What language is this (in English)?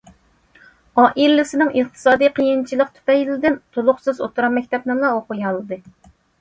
Uyghur